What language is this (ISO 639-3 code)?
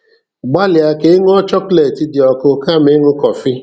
ibo